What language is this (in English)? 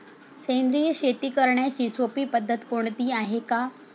Marathi